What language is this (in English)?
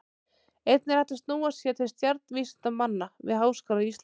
Icelandic